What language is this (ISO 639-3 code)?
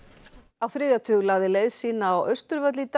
isl